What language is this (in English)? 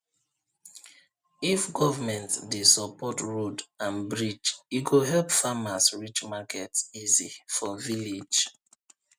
Nigerian Pidgin